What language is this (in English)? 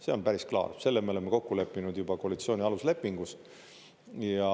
Estonian